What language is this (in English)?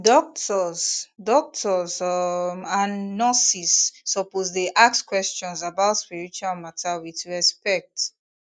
Nigerian Pidgin